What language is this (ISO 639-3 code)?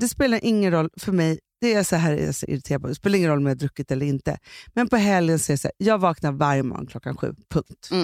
swe